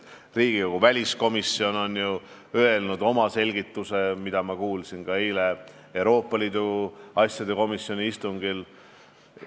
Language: Estonian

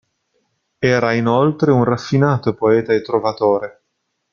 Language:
Italian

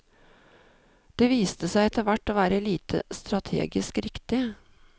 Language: Norwegian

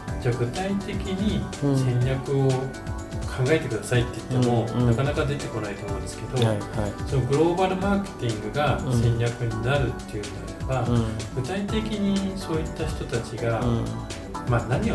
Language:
Japanese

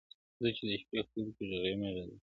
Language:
Pashto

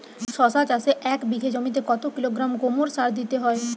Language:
Bangla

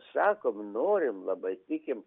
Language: Lithuanian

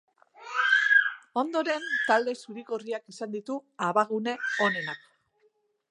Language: Basque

